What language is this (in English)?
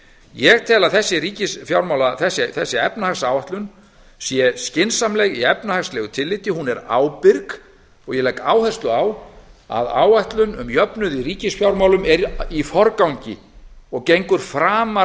Icelandic